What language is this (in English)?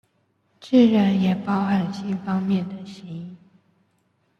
Chinese